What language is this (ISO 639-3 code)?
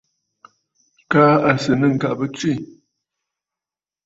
bfd